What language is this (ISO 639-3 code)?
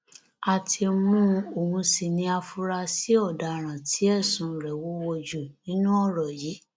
yor